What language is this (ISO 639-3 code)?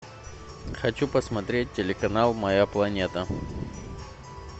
rus